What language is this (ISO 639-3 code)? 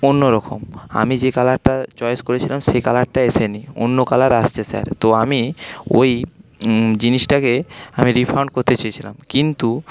ben